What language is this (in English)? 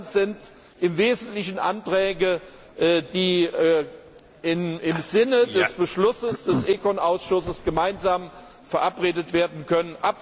German